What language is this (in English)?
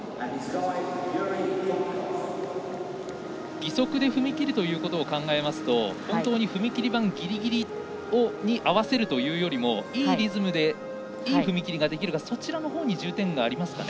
Japanese